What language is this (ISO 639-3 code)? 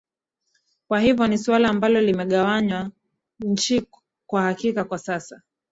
swa